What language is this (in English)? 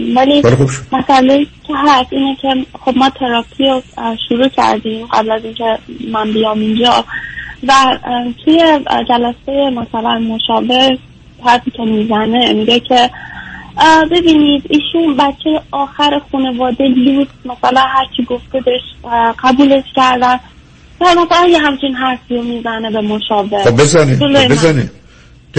Persian